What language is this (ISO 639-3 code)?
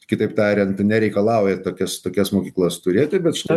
lit